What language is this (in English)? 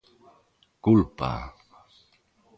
Galician